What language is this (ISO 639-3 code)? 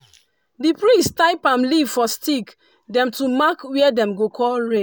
pcm